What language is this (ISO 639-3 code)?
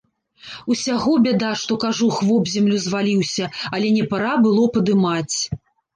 bel